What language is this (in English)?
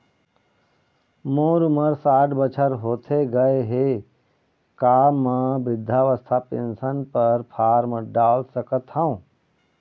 Chhattisgarhi